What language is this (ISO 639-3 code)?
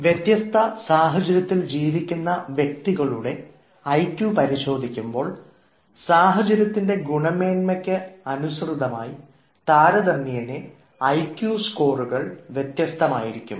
mal